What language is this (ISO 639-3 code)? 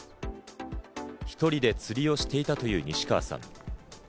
jpn